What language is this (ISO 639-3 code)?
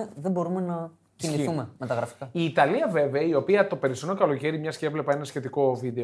ell